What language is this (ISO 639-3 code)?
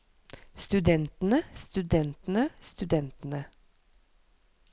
nor